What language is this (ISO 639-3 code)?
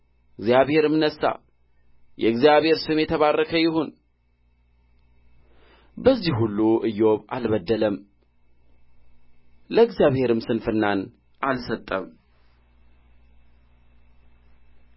amh